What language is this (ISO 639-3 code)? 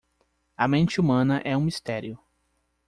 por